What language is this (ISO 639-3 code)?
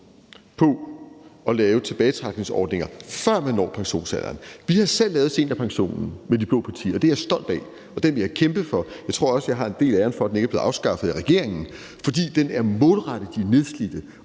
dan